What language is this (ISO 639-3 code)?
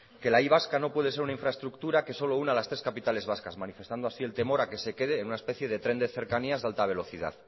spa